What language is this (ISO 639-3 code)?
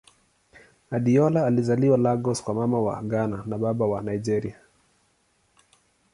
swa